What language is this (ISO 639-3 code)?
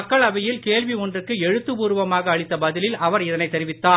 tam